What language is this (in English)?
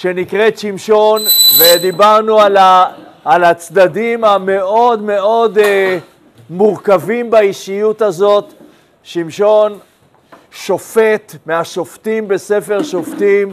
Hebrew